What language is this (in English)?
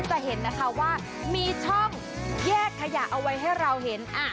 Thai